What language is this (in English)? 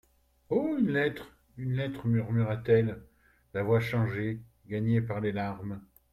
French